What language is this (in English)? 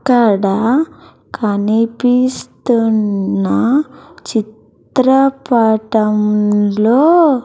Telugu